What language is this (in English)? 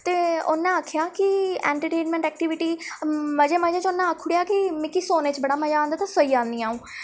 Dogri